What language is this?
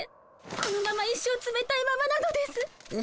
Japanese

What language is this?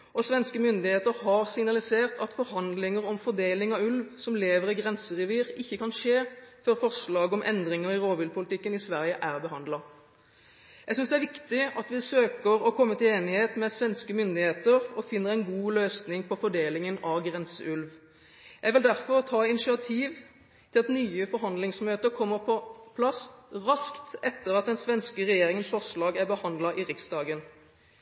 Norwegian Bokmål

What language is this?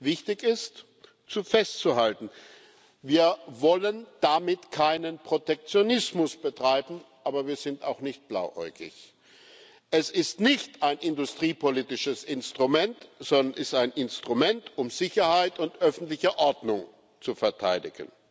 German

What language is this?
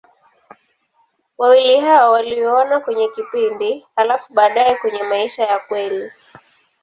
Swahili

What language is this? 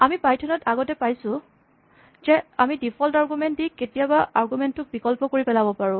Assamese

